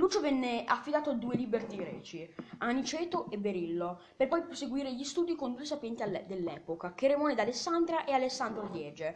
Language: Italian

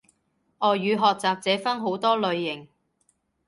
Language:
Cantonese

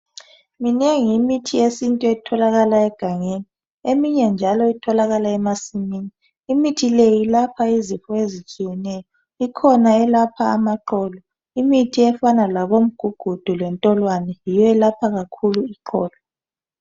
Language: North Ndebele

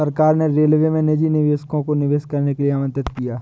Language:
Hindi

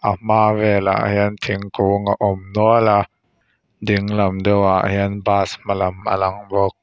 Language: Mizo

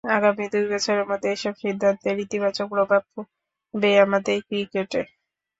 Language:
Bangla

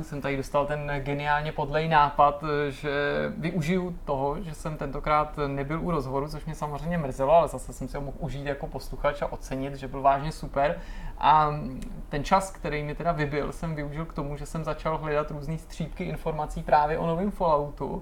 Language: Czech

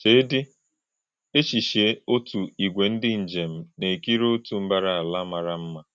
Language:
Igbo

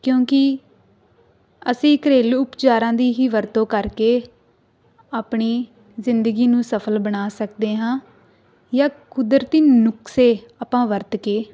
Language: Punjabi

